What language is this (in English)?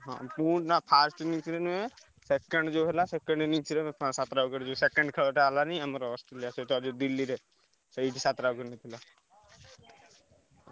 Odia